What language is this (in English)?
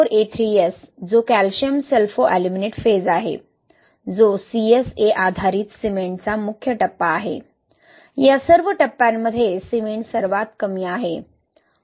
Marathi